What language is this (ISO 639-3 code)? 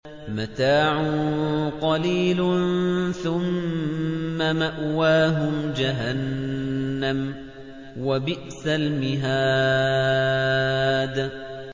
ara